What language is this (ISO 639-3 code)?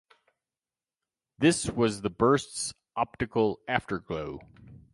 eng